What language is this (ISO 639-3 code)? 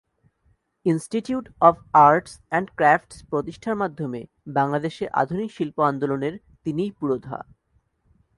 ben